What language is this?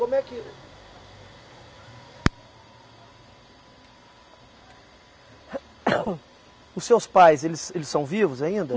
Portuguese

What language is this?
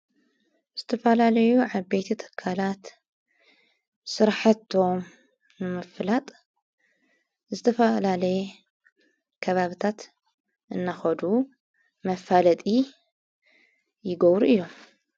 Tigrinya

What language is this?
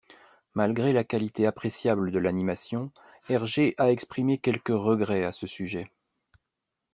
French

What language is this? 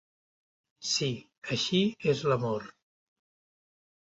Catalan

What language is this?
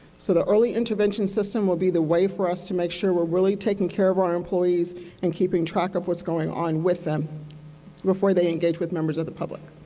English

